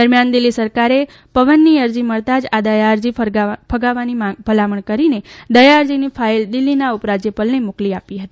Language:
Gujarati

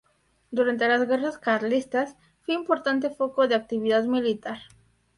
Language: Spanish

